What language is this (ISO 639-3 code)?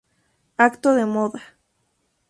spa